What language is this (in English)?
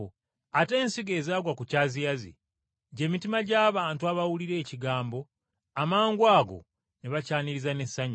Ganda